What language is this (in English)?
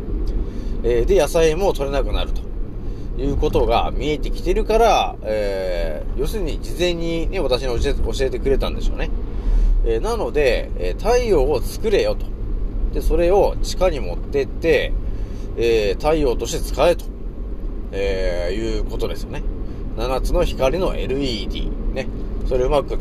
Japanese